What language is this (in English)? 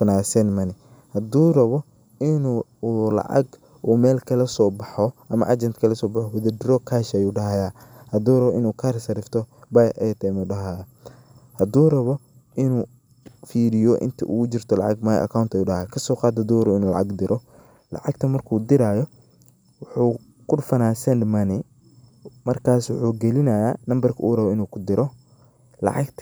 Somali